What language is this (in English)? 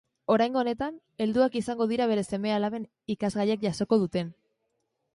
Basque